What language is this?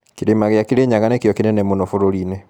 Kikuyu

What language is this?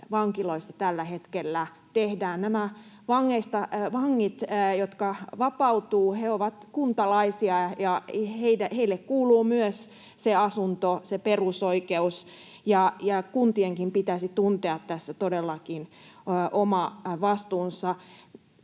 Finnish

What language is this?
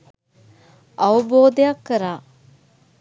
Sinhala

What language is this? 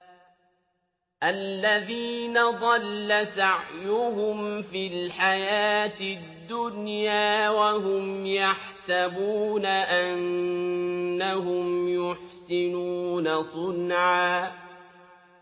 Arabic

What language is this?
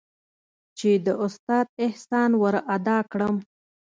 Pashto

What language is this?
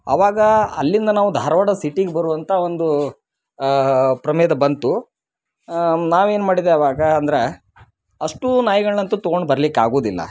Kannada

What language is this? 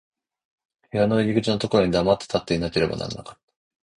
Japanese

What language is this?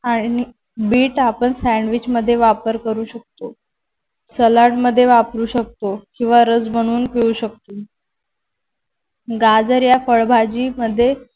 Marathi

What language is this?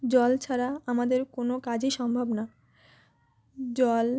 Bangla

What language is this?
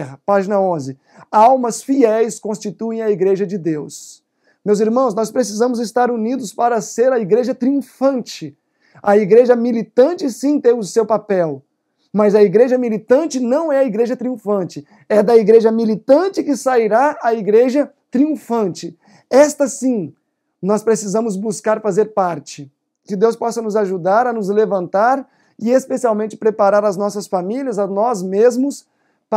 Portuguese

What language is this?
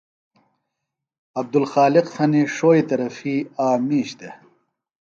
Phalura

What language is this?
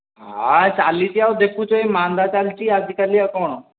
Odia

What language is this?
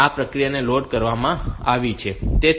Gujarati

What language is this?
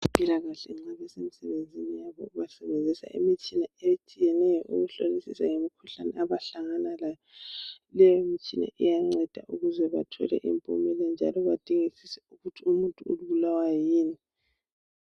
North Ndebele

